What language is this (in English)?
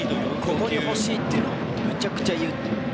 Japanese